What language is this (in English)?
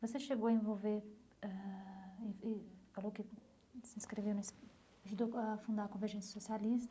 Portuguese